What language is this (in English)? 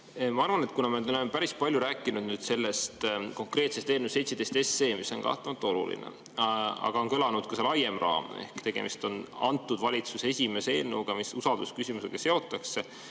Estonian